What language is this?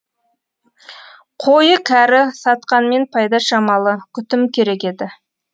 Kazakh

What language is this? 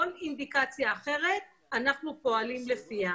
Hebrew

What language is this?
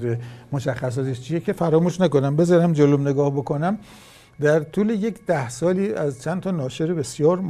Persian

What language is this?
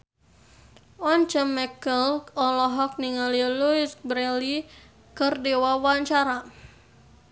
Sundanese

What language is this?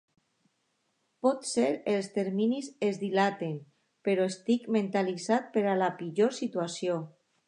Catalan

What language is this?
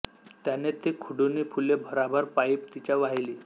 Marathi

